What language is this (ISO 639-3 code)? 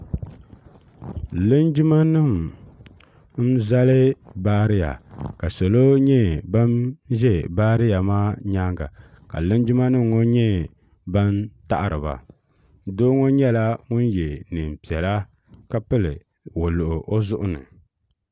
dag